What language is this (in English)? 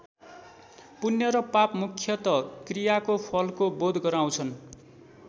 Nepali